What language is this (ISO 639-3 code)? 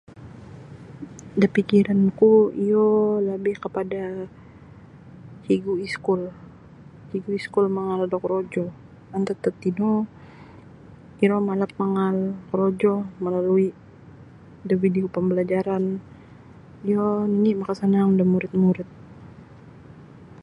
bsy